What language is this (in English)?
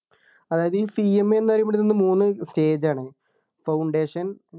Malayalam